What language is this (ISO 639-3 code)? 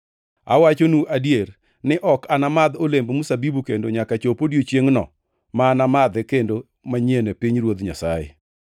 luo